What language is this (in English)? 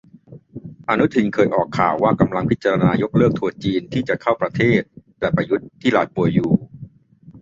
Thai